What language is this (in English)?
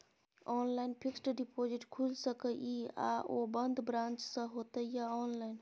Maithili